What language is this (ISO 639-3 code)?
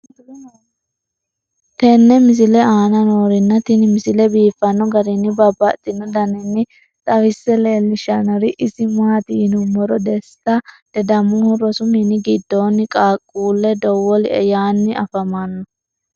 sid